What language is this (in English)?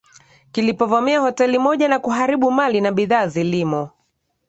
Swahili